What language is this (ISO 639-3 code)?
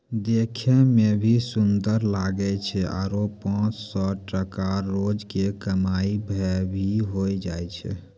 mai